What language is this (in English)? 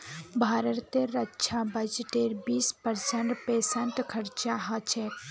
Magahi